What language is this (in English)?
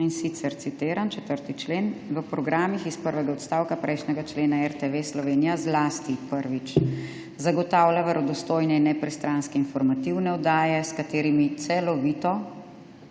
Slovenian